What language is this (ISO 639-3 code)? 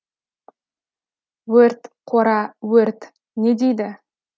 kaz